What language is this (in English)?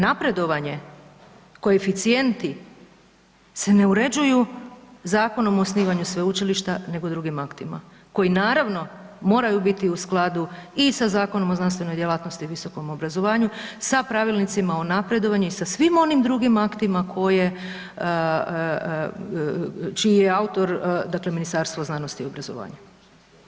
Croatian